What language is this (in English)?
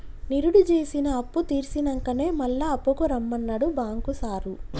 Telugu